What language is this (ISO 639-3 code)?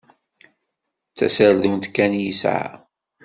kab